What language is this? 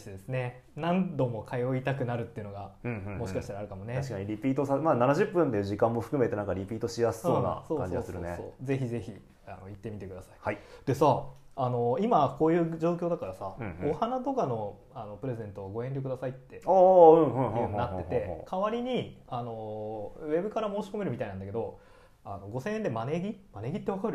Japanese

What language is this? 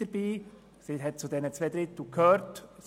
Swiss German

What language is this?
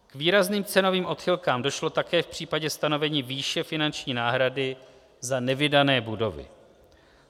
Czech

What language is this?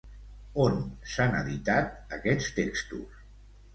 Catalan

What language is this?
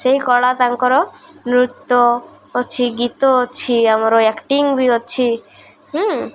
Odia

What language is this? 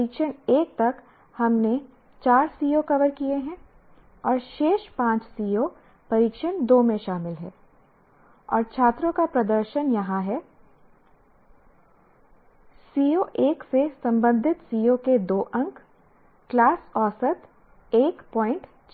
Hindi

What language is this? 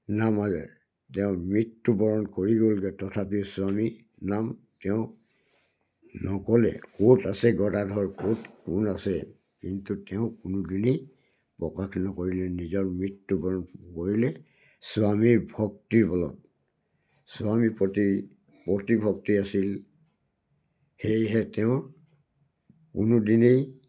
Assamese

